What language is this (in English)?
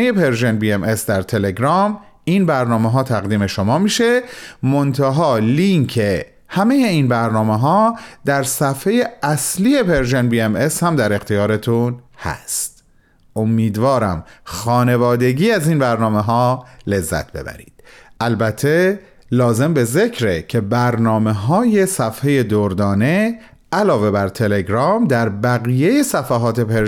Persian